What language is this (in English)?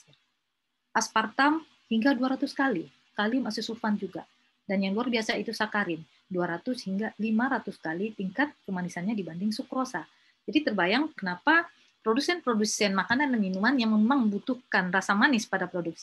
Indonesian